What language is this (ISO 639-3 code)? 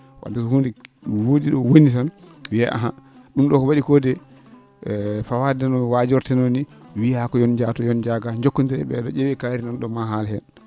ful